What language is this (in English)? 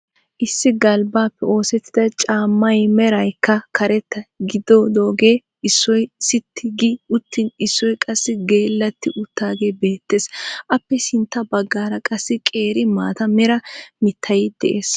Wolaytta